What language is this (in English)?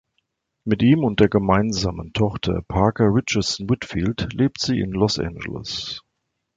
German